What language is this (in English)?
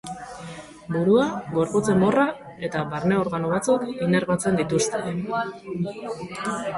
Basque